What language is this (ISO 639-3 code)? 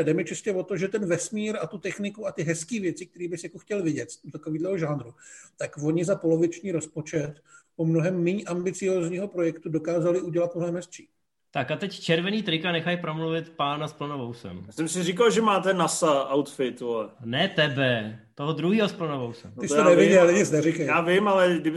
ces